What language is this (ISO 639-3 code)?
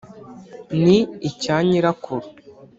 kin